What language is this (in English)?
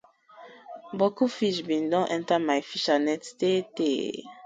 Nigerian Pidgin